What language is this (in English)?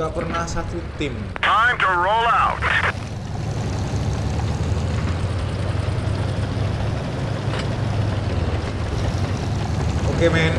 Indonesian